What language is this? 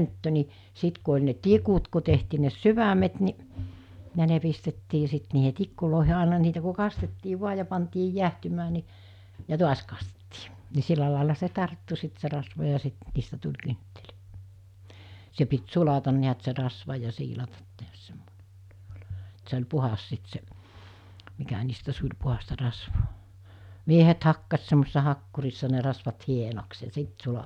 Finnish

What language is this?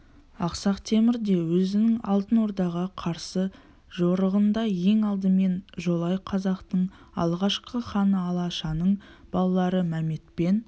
Kazakh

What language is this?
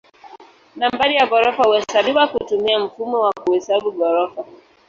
Swahili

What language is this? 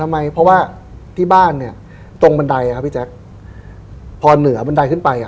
Thai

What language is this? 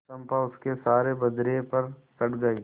Hindi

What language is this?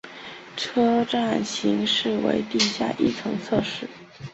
Chinese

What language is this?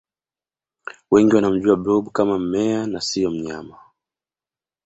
Swahili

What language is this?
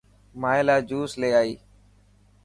Dhatki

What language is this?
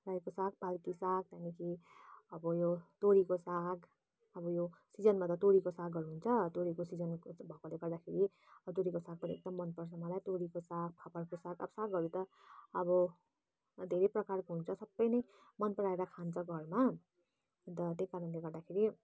Nepali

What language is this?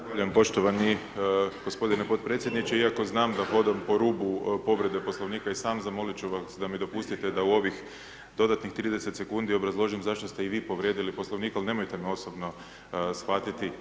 Croatian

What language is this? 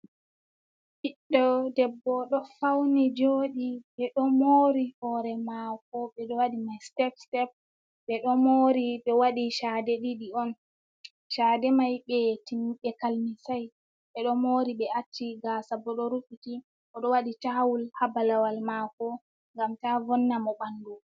Fula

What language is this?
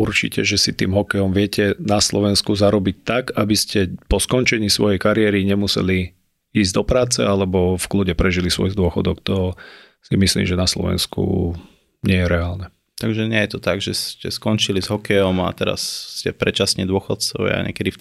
Slovak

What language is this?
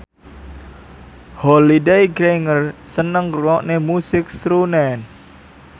Javanese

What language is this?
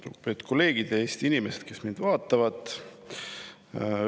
Estonian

